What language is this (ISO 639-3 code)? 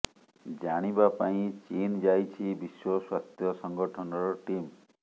ori